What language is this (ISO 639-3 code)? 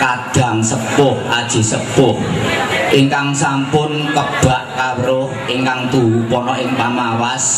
ind